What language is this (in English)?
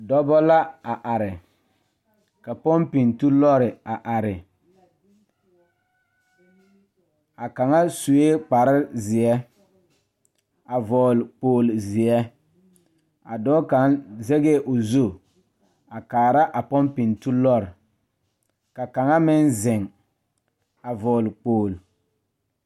Southern Dagaare